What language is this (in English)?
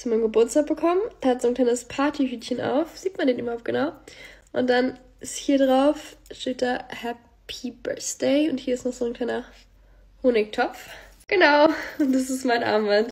German